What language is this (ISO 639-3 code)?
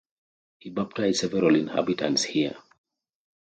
eng